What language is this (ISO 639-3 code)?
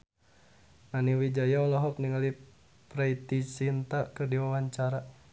sun